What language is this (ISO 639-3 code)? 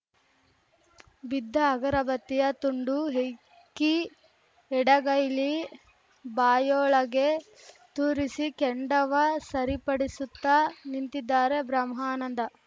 kan